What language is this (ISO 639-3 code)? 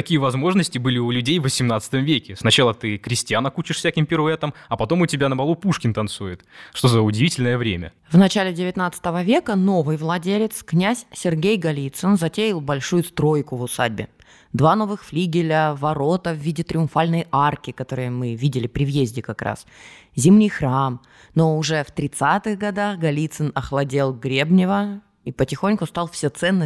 rus